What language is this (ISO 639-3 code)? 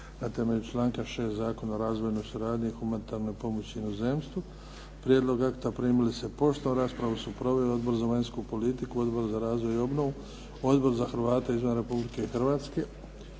hrv